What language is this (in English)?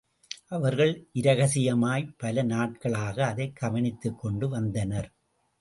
Tamil